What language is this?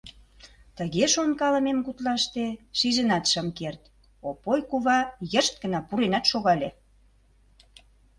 Mari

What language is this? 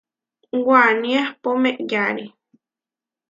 Huarijio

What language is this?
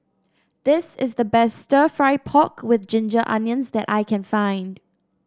English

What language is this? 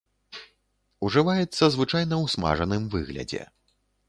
Belarusian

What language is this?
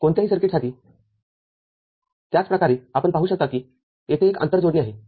Marathi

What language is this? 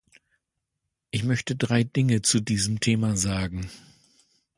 German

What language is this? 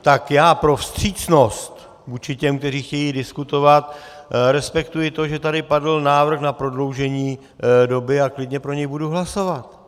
Czech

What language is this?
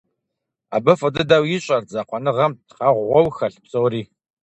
Kabardian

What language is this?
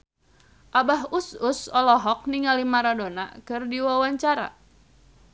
Sundanese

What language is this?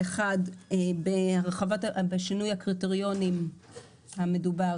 Hebrew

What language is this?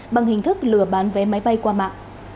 Vietnamese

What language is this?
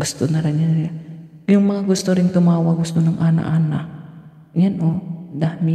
Filipino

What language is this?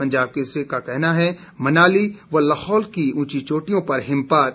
Hindi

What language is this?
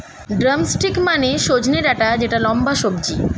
Bangla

